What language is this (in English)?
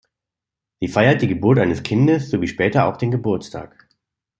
German